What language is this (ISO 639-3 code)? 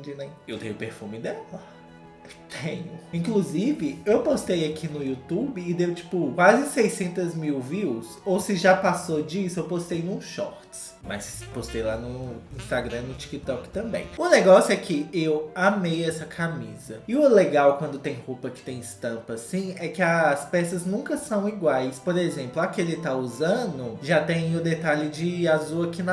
por